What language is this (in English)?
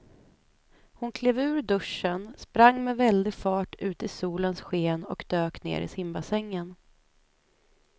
Swedish